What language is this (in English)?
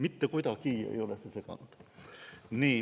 Estonian